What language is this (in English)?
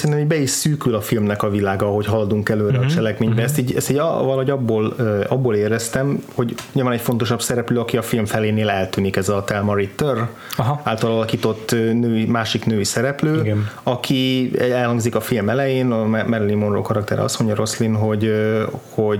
Hungarian